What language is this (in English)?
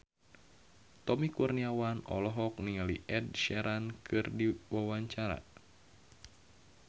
Sundanese